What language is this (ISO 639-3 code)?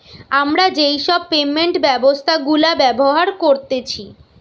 ben